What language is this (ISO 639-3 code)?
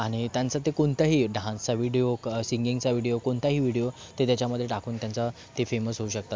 mar